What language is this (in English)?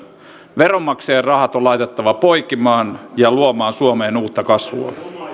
Finnish